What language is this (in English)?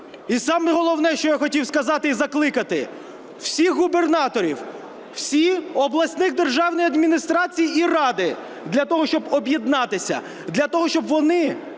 Ukrainian